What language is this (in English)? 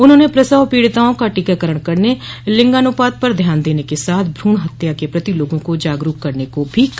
Hindi